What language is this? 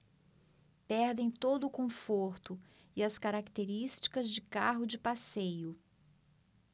Portuguese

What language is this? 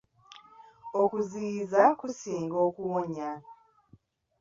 Ganda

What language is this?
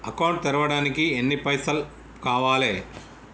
Telugu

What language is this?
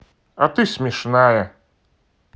Russian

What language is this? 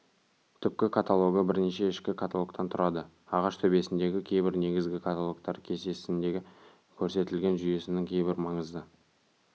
Kazakh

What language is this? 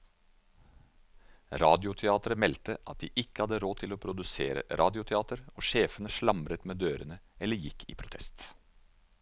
Norwegian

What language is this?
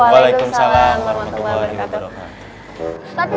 Indonesian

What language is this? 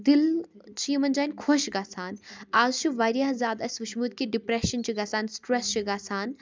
Kashmiri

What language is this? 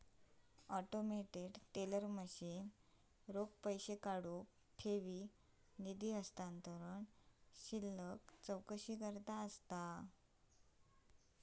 Marathi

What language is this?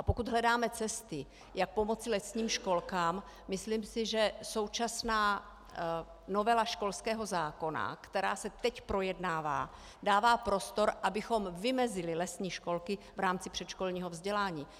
Czech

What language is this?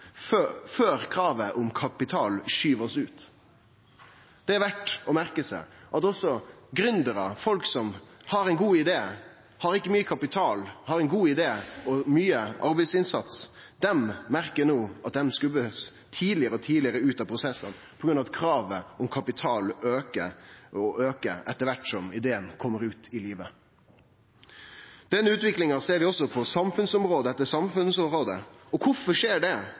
Norwegian Nynorsk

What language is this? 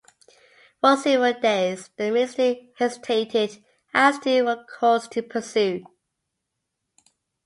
English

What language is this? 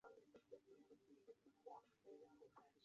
Chinese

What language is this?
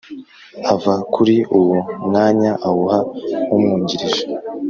Kinyarwanda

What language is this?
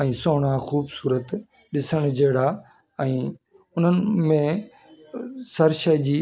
Sindhi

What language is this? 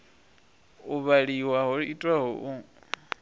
Venda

